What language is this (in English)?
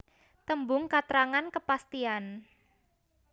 Javanese